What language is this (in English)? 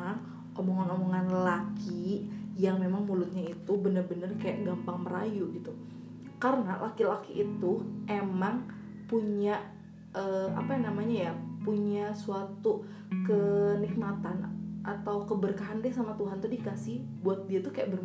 Indonesian